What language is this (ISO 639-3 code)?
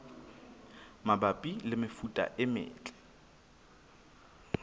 sot